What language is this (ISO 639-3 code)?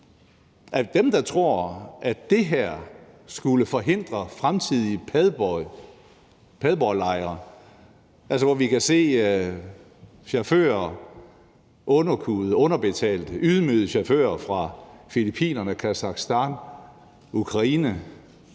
dan